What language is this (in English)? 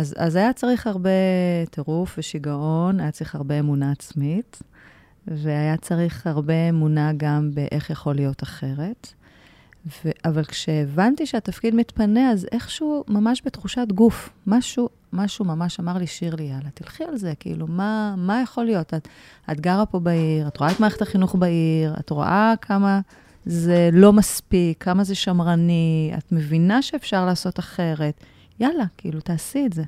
Hebrew